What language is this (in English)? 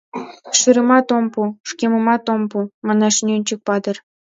Mari